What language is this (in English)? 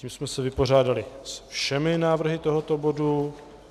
Czech